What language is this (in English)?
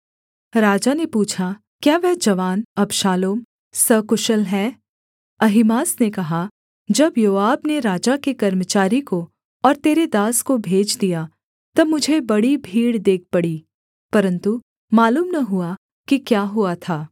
Hindi